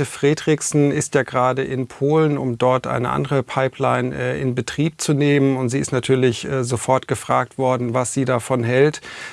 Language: German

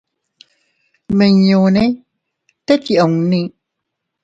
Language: Teutila Cuicatec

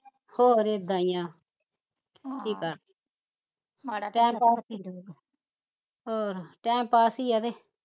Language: Punjabi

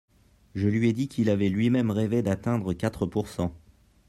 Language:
French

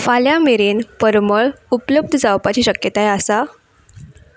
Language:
Konkani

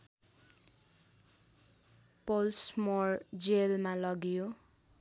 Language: Nepali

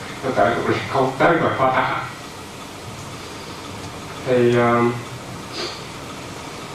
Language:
Vietnamese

